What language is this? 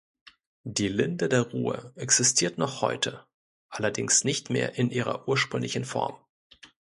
German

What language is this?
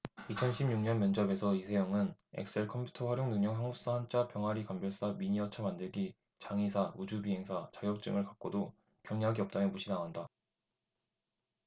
Korean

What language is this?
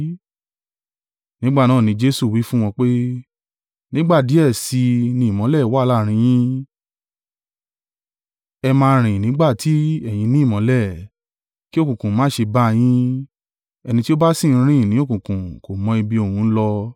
Yoruba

